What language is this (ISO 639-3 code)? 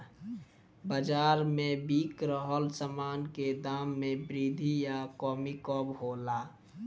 bho